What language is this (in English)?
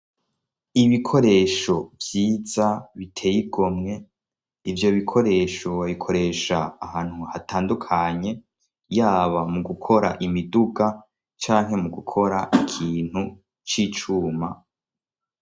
Rundi